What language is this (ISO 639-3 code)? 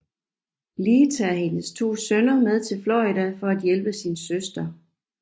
dan